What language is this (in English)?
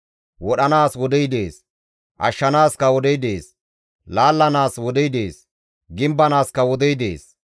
Gamo